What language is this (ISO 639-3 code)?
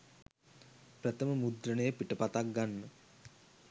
sin